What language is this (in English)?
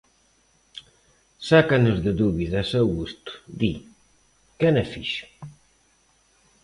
Galician